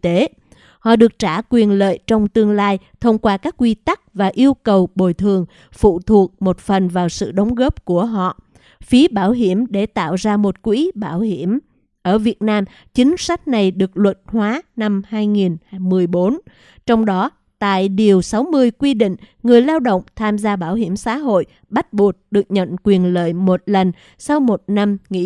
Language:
Vietnamese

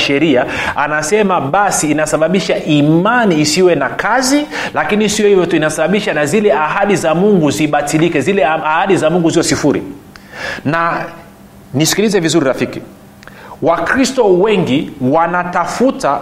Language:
Swahili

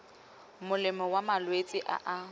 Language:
Tswana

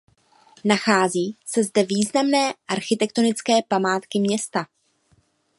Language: Czech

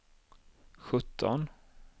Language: Swedish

